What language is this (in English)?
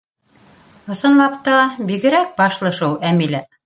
Bashkir